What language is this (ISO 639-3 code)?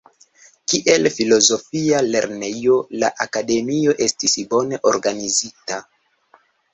epo